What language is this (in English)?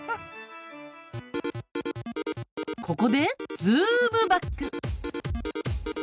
Japanese